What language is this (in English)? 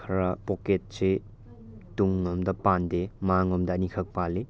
Manipuri